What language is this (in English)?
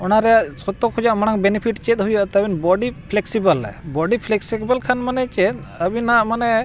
Santali